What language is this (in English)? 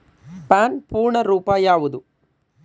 Kannada